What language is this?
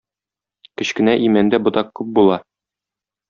Tatar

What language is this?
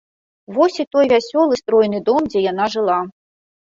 Belarusian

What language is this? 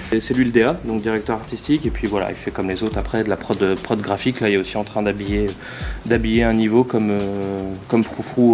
French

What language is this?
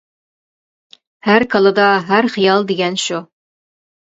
Uyghur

